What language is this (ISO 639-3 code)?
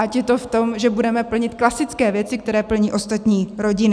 ces